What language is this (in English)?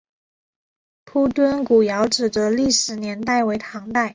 Chinese